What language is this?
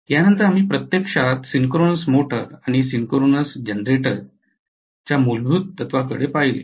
Marathi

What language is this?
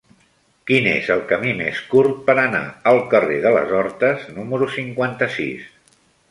Catalan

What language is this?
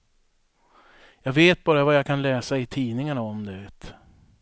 Swedish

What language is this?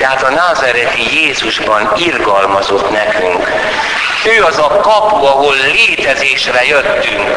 Hungarian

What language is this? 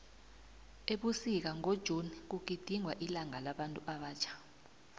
South Ndebele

